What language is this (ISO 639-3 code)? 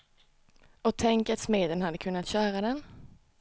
swe